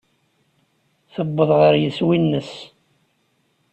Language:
Kabyle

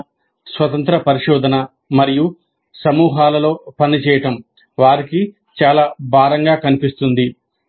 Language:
Telugu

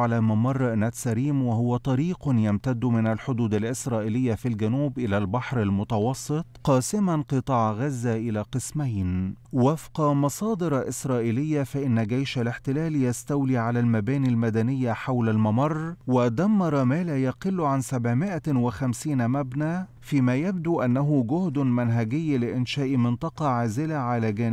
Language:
Arabic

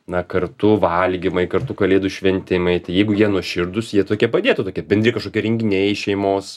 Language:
Lithuanian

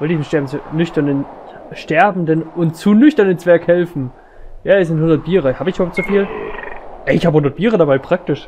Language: German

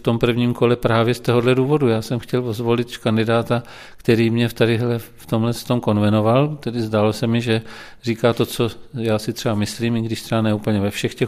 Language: Czech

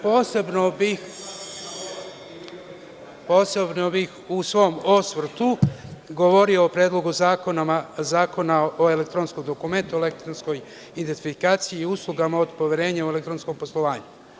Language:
Serbian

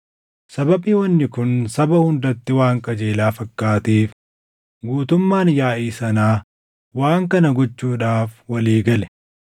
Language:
Oromo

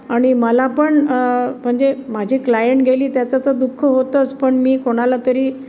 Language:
Marathi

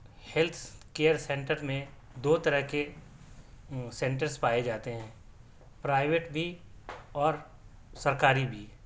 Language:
Urdu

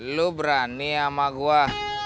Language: Indonesian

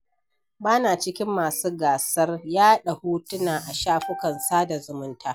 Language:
Hausa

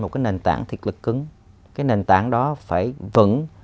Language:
Vietnamese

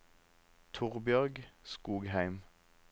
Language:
Norwegian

